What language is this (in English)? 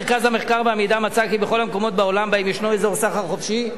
Hebrew